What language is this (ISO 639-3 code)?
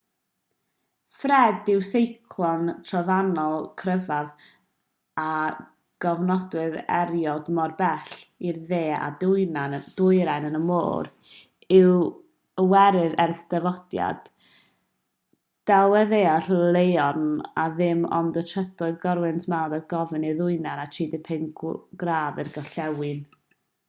cym